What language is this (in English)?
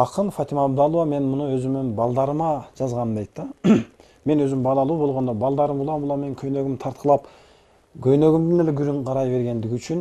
Turkish